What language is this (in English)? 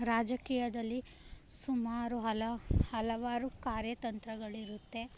Kannada